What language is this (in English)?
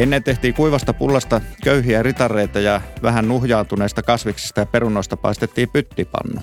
Finnish